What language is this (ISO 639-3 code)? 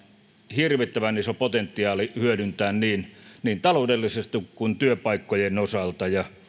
fin